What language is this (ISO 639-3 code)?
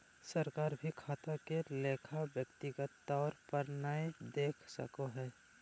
mag